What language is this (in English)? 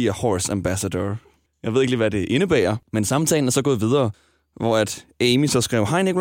Danish